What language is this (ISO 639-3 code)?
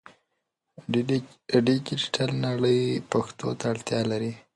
pus